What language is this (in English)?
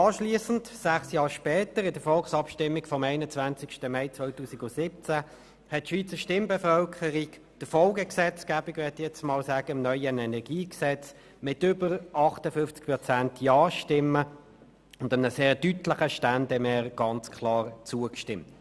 Swiss German